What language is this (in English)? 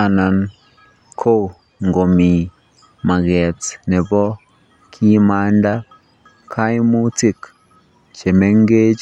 Kalenjin